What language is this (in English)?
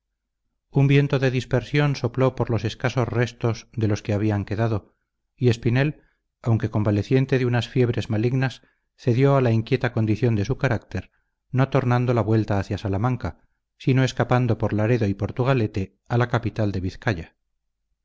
Spanish